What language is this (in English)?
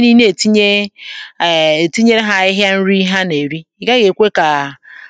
Igbo